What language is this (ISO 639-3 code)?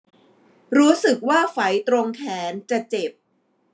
tha